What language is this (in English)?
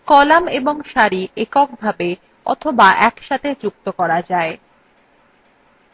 Bangla